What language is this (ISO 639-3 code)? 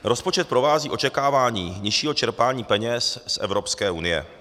ces